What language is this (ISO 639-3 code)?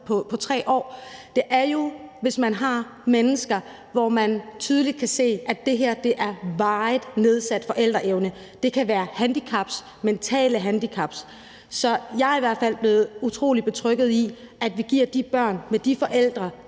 dan